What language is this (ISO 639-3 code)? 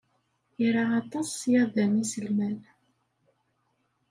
kab